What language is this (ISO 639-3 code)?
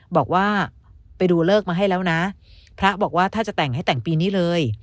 tha